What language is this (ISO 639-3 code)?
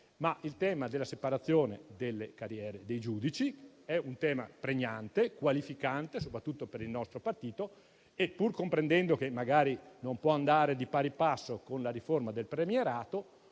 ita